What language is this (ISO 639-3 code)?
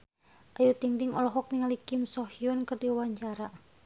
sun